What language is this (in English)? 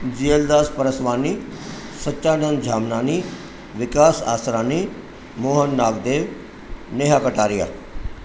Sindhi